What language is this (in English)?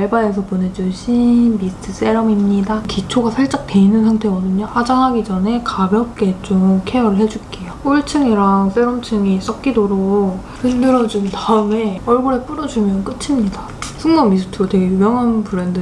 Korean